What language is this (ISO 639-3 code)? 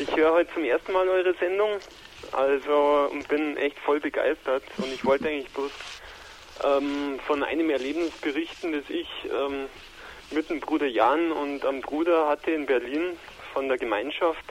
deu